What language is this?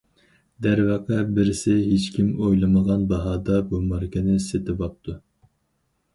Uyghur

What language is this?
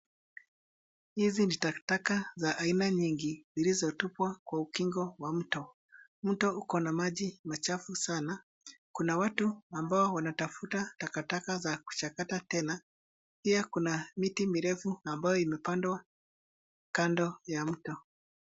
Swahili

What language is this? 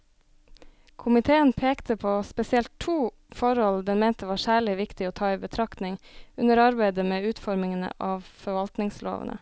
Norwegian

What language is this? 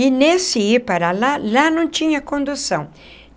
Portuguese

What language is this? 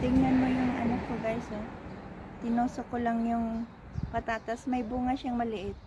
Filipino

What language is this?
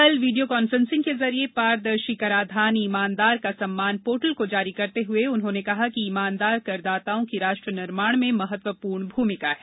Hindi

